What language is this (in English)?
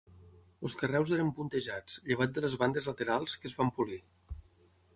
Catalan